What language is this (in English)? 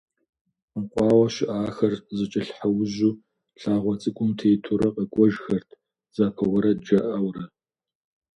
Kabardian